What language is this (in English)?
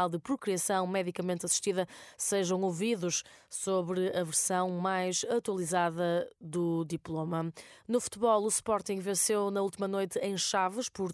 Portuguese